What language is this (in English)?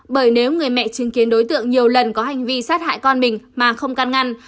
Vietnamese